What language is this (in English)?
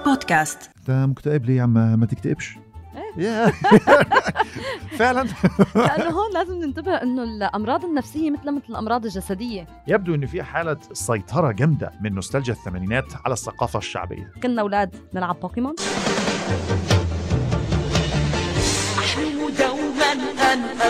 Arabic